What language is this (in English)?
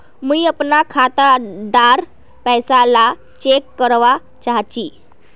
Magahi